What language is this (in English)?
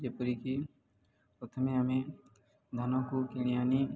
Odia